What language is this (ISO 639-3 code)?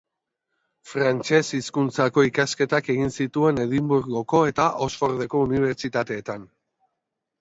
eus